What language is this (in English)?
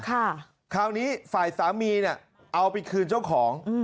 Thai